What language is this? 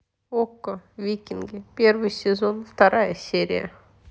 Russian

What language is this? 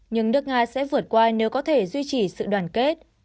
Vietnamese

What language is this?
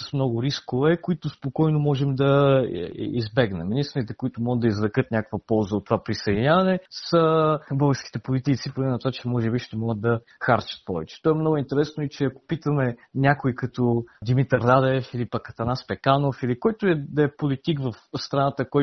Bulgarian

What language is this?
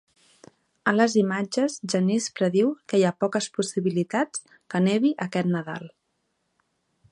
Catalan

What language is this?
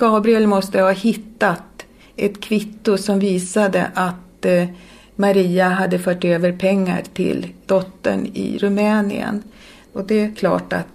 Swedish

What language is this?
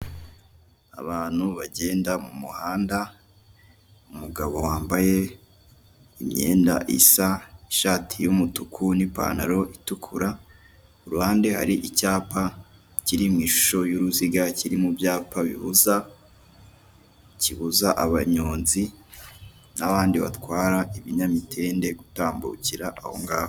Kinyarwanda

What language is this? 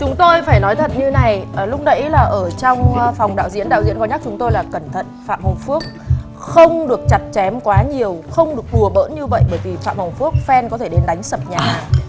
Vietnamese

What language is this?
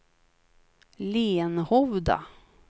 Swedish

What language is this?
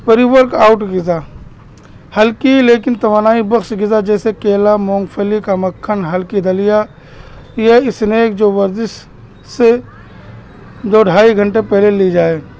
Urdu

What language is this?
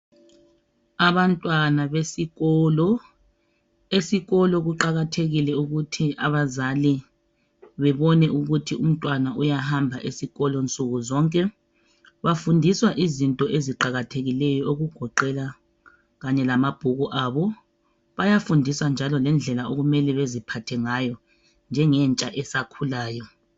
North Ndebele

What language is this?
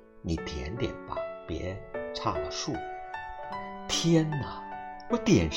Chinese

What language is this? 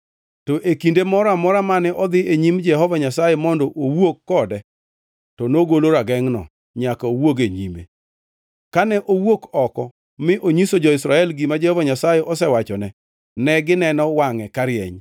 Luo (Kenya and Tanzania)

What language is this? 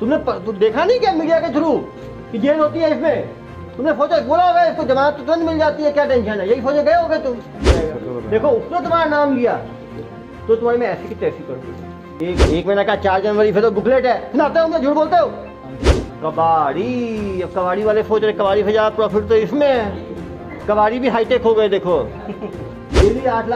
Hindi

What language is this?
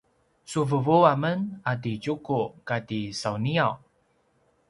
Paiwan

